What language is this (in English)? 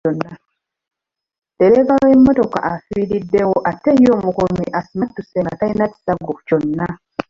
Ganda